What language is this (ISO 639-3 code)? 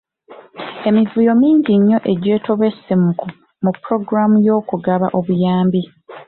lug